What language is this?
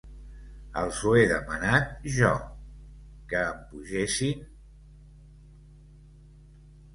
Catalan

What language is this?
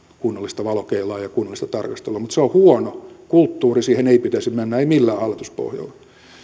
Finnish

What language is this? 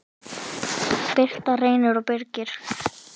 Icelandic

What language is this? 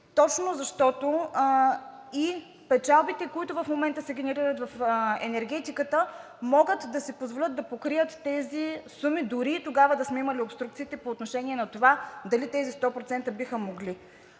Bulgarian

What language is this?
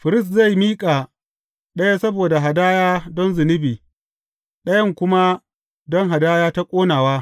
Hausa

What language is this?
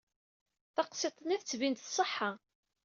Kabyle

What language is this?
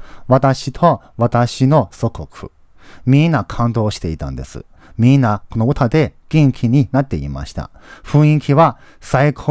Japanese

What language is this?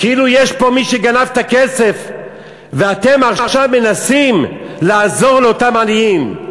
Hebrew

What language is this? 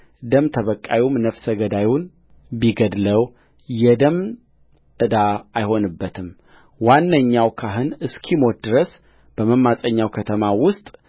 Amharic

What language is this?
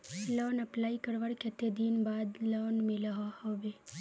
Magahi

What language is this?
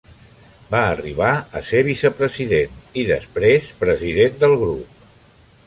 Catalan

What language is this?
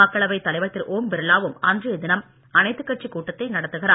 Tamil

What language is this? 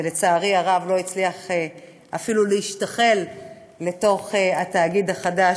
Hebrew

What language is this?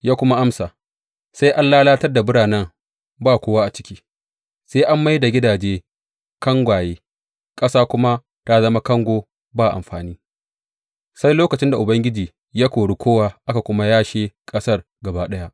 Hausa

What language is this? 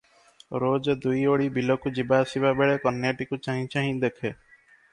Odia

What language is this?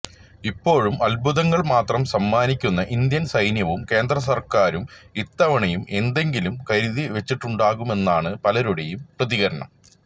Malayalam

